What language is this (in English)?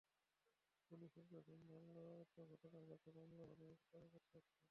Bangla